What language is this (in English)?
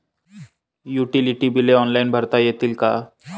Marathi